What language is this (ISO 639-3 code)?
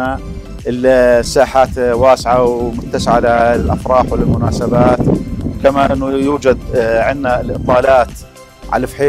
ara